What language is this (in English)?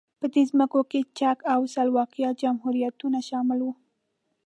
Pashto